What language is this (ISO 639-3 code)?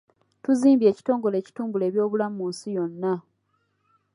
lug